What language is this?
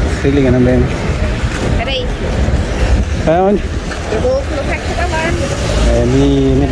Portuguese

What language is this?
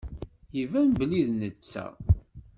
Kabyle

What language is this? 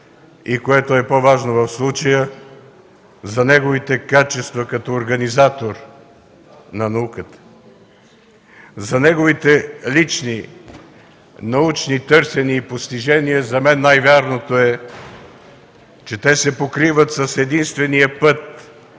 Bulgarian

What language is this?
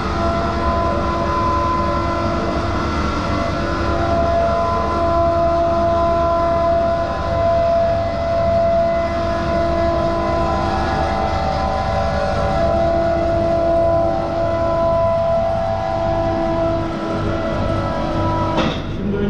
Turkish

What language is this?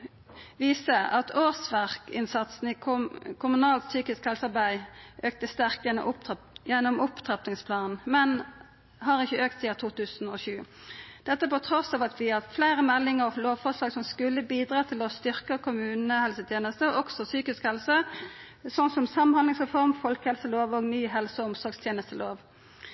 Norwegian Nynorsk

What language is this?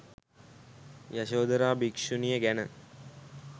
Sinhala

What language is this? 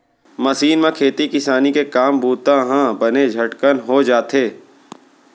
Chhattisgarhi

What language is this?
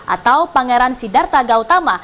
Indonesian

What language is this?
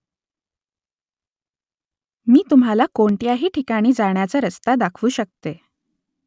Marathi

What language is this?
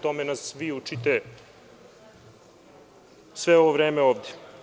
Serbian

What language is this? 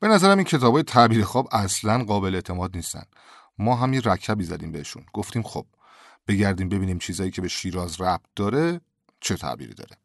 Persian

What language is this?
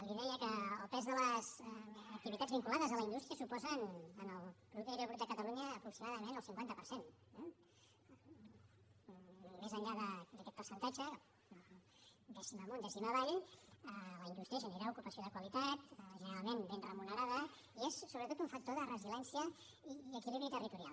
Catalan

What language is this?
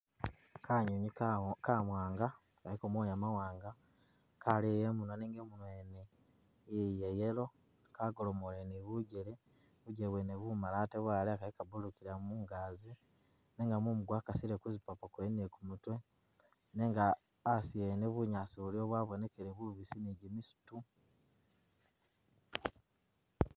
Masaaba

